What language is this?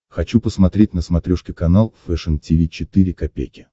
Russian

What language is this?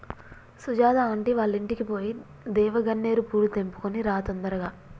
Telugu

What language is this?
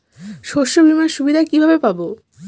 Bangla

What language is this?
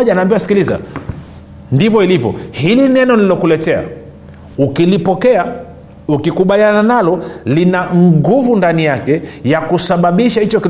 Swahili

